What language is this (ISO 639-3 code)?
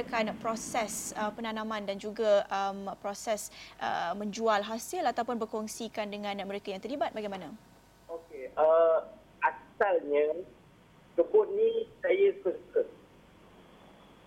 msa